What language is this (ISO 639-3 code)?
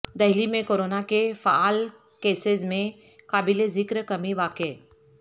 urd